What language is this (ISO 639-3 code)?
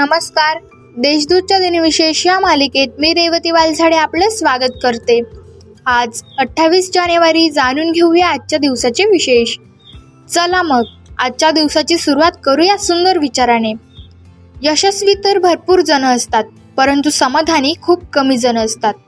mar